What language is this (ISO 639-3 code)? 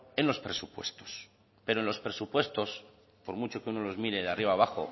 spa